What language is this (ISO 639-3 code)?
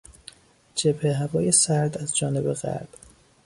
fas